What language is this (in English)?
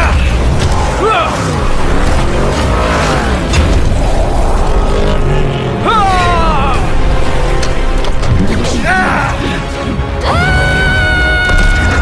Indonesian